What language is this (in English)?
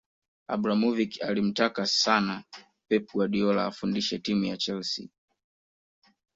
Swahili